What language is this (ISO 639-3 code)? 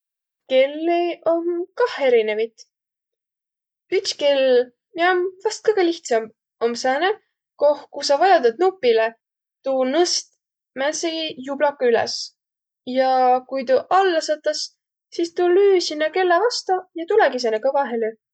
vro